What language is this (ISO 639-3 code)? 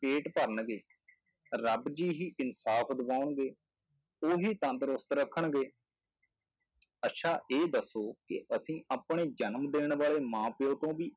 pan